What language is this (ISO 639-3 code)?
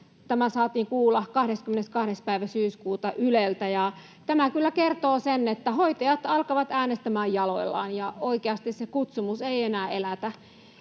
fin